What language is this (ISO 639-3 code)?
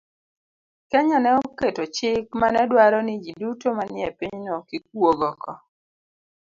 luo